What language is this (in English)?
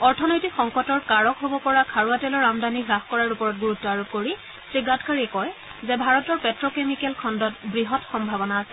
Assamese